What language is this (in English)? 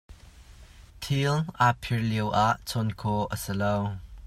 Hakha Chin